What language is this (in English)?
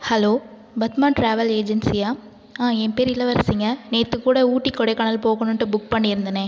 Tamil